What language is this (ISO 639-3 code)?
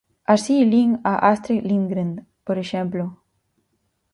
glg